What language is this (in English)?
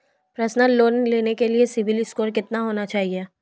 Hindi